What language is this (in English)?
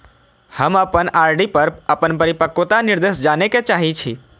Maithili